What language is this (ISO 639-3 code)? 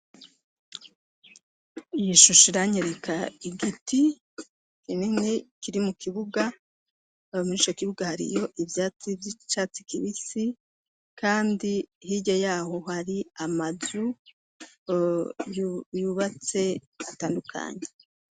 run